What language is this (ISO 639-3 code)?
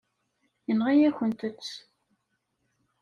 kab